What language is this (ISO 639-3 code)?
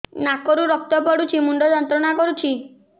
ori